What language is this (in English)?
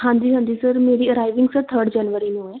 Punjabi